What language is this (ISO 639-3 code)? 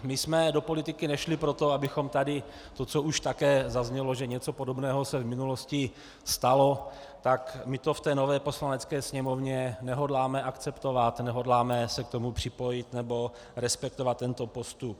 ces